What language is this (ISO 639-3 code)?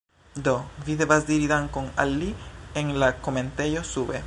epo